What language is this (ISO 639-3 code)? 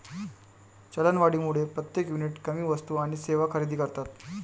mar